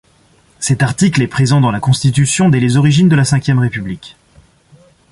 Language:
French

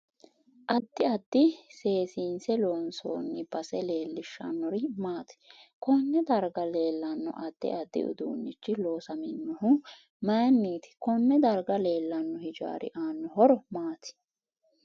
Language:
Sidamo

